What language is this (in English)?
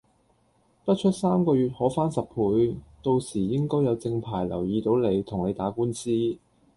Cantonese